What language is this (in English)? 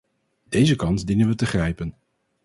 Dutch